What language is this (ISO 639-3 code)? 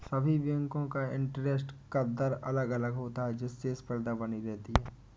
hin